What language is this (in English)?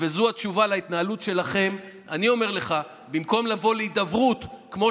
Hebrew